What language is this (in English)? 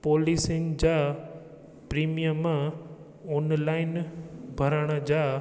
Sindhi